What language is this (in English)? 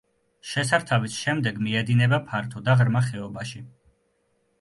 Georgian